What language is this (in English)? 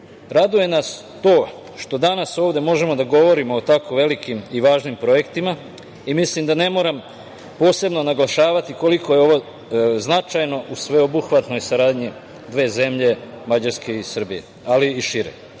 Serbian